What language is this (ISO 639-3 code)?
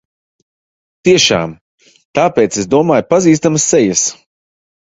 lav